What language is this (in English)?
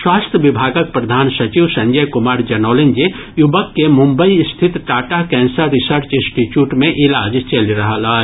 Maithili